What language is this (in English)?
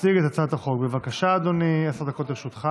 Hebrew